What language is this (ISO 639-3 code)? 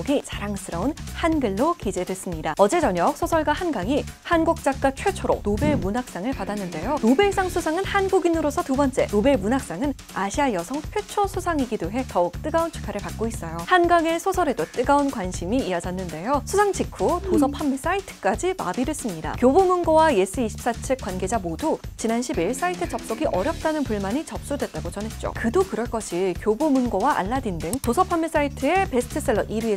kor